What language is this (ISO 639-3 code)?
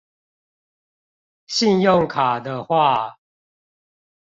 zho